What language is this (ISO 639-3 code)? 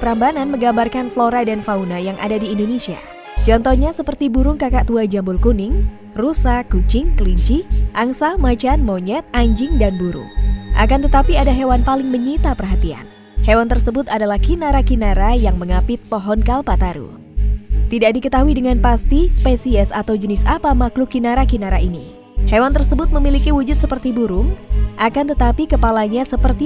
ind